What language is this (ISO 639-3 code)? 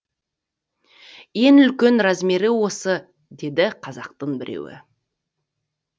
kaz